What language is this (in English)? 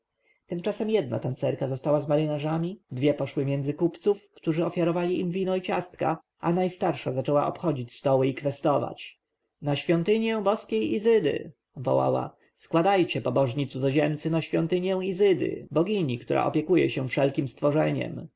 Polish